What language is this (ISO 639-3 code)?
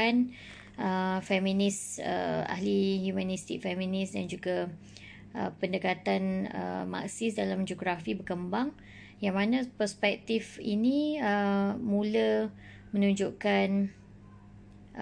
msa